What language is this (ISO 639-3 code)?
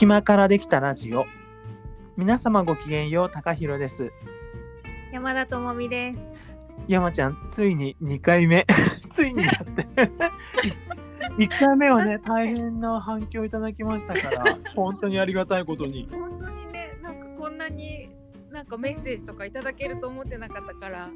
jpn